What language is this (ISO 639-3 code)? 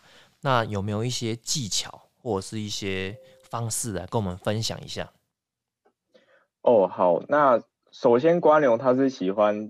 zho